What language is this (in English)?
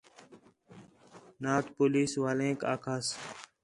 Khetrani